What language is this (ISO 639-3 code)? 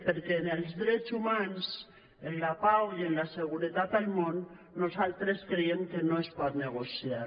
cat